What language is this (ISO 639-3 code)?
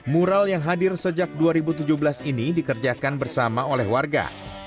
ind